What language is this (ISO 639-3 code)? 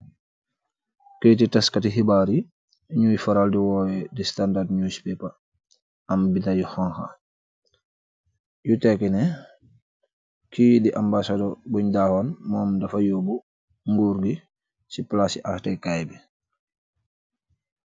wol